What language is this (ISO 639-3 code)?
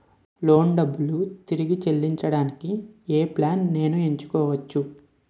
tel